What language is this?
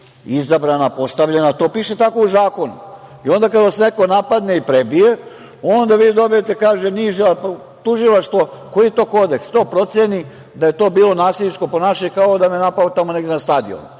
Serbian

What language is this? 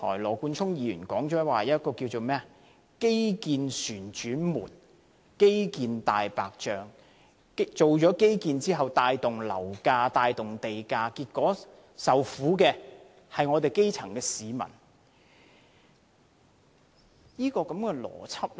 Cantonese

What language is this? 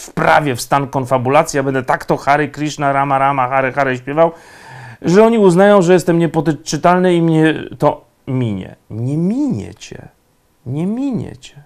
Polish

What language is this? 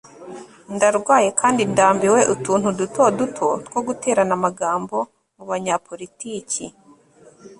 Kinyarwanda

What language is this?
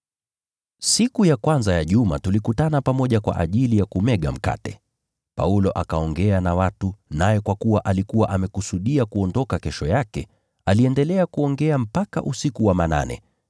Swahili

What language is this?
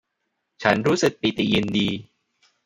Thai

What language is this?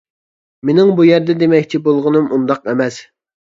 Uyghur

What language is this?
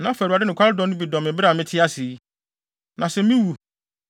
Akan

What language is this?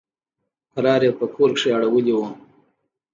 Pashto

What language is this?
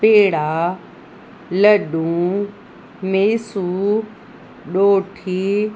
Sindhi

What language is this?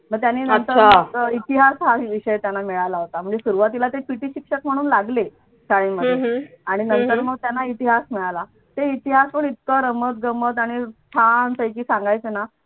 Marathi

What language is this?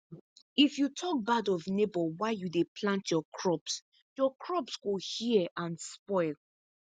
Nigerian Pidgin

